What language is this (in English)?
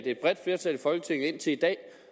Danish